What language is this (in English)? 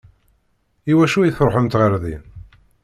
Kabyle